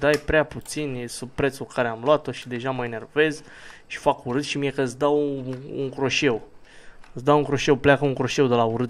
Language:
Romanian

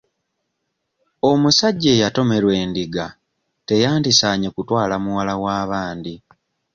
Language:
Ganda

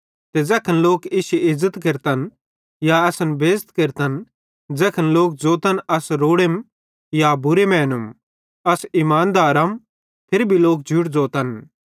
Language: Bhadrawahi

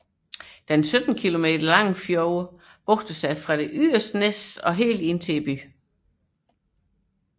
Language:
Danish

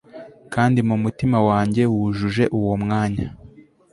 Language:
Kinyarwanda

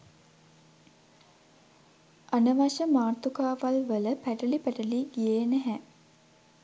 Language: Sinhala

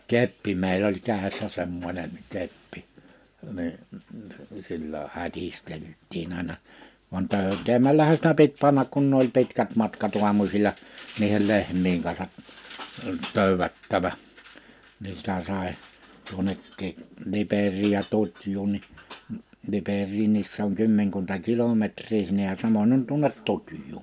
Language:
Finnish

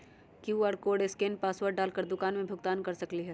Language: Magahi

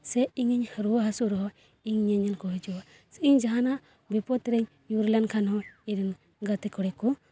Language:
Santali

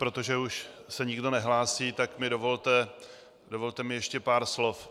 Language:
Czech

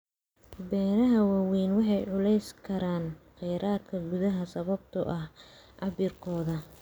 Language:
Somali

